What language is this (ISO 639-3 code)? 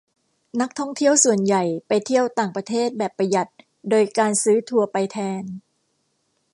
tha